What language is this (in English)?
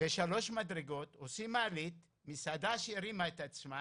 Hebrew